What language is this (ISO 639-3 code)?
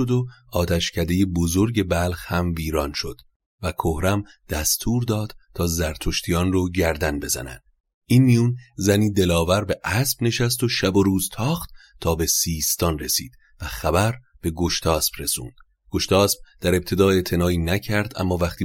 fas